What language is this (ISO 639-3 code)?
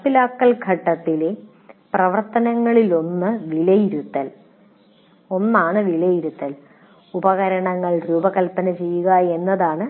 mal